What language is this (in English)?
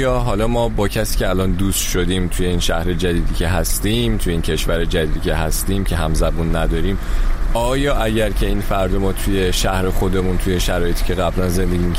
Persian